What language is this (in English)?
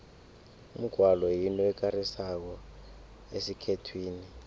South Ndebele